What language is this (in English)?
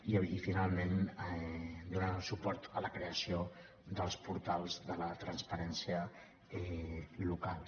Catalan